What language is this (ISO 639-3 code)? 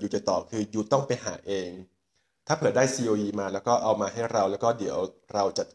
tha